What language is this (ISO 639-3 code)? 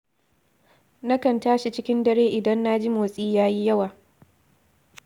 hau